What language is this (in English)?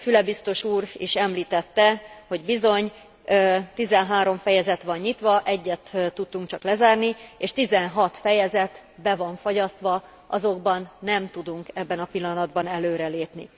Hungarian